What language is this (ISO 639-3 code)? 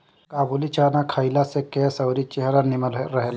bho